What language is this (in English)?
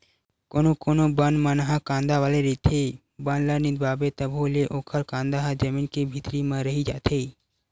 Chhattisgarhi